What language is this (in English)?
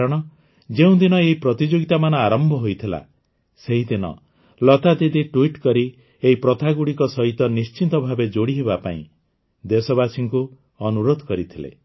Odia